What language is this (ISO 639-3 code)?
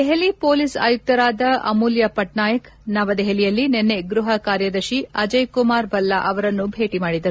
kan